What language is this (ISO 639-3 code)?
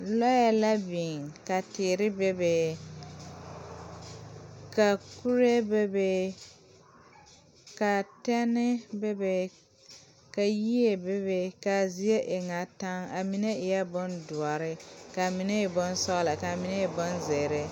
dga